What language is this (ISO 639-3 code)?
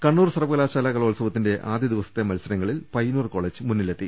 mal